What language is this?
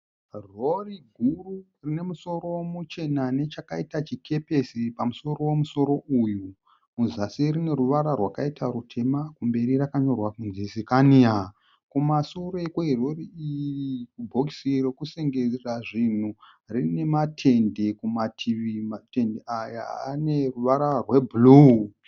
Shona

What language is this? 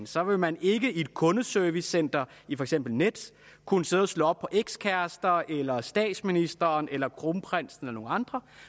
Danish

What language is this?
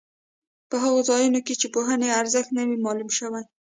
Pashto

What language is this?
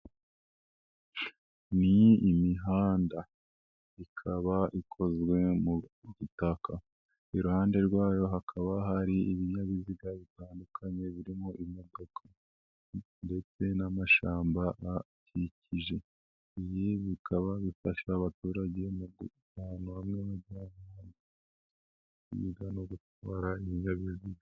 Kinyarwanda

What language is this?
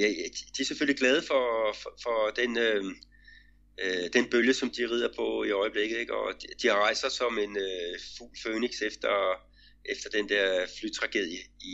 Danish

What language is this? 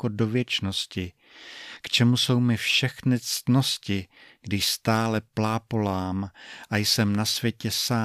Czech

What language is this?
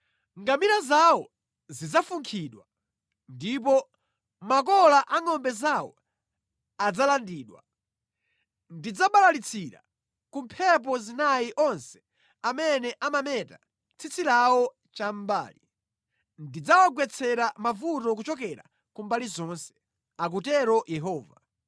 Nyanja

